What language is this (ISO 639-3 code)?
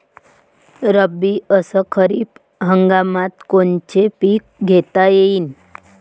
mar